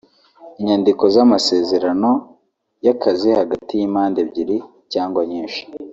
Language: Kinyarwanda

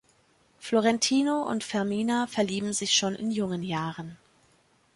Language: German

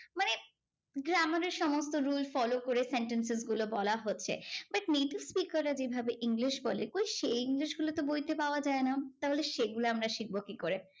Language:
Bangla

